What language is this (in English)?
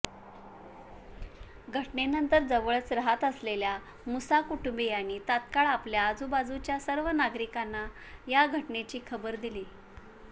Marathi